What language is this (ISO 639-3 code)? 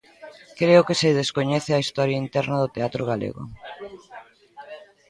glg